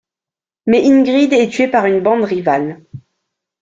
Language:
French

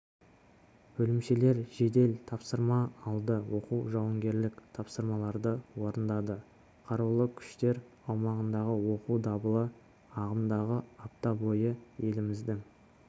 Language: Kazakh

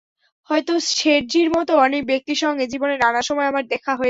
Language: Bangla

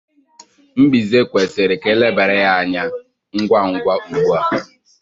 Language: Igbo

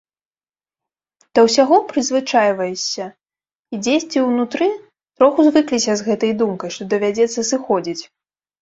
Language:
Belarusian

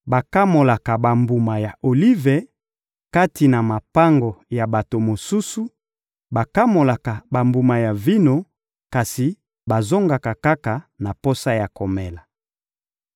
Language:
Lingala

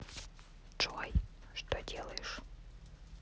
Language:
Russian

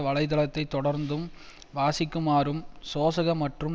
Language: Tamil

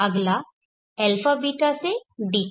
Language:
Hindi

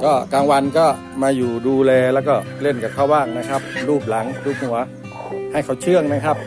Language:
Thai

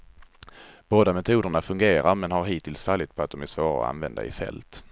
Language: Swedish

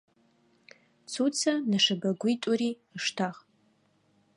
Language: Adyghe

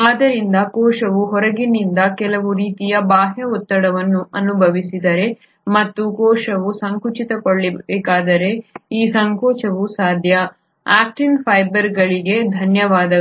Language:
Kannada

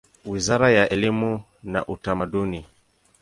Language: Swahili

